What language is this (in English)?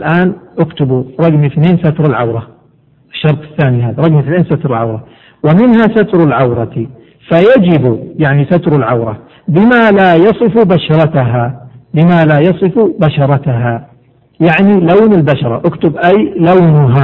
Arabic